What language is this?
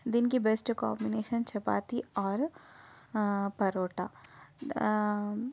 Telugu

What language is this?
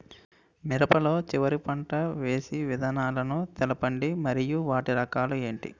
Telugu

